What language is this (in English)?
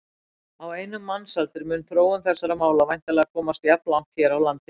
Icelandic